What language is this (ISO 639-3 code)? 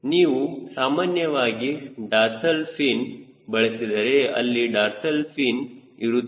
kan